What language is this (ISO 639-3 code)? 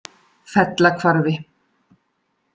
isl